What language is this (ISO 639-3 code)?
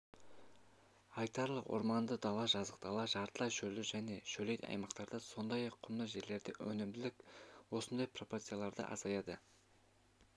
kaz